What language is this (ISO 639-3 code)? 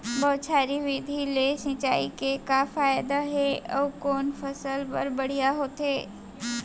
hne